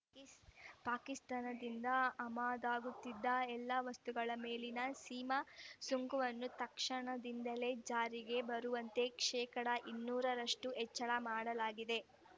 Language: Kannada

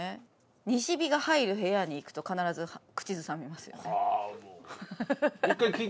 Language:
Japanese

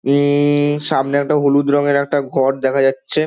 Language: Bangla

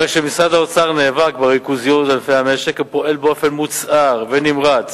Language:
Hebrew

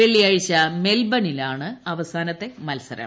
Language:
Malayalam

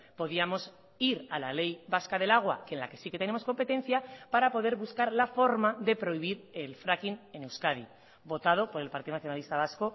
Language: Spanish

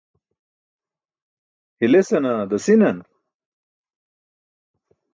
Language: Burushaski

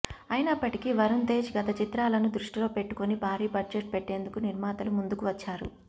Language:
Telugu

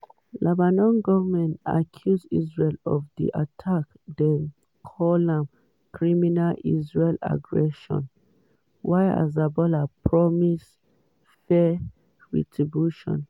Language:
Nigerian Pidgin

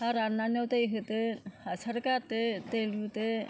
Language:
Bodo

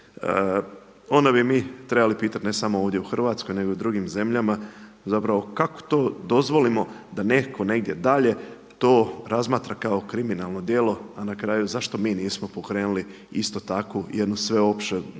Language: Croatian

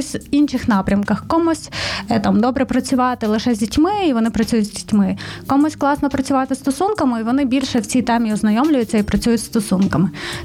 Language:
Ukrainian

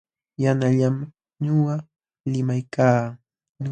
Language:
Jauja Wanca Quechua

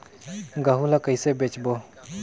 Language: Chhattisgarhi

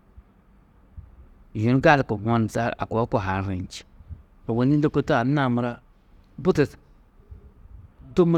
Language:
Tedaga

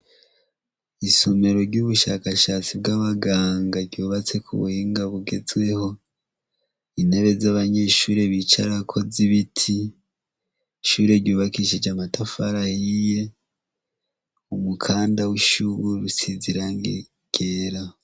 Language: Rundi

